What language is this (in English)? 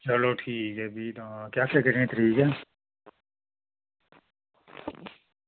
Dogri